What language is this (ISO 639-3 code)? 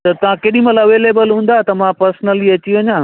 snd